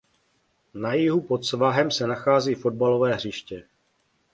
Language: Czech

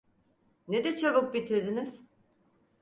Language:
Turkish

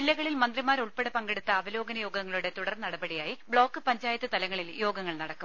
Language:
Malayalam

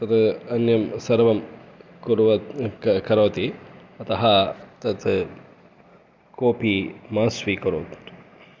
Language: Sanskrit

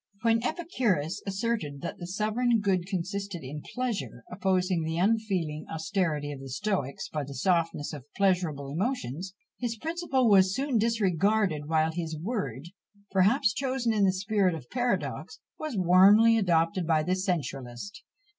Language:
English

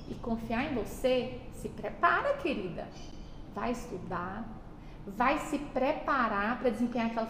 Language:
Portuguese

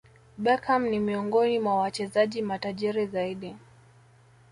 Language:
Swahili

